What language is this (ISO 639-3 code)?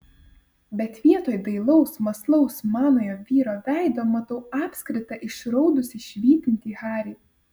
lit